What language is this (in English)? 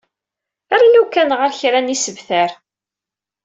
Kabyle